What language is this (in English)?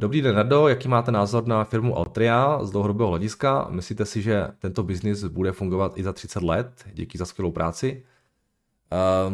Czech